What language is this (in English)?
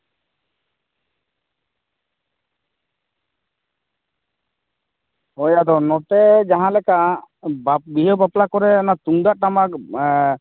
Santali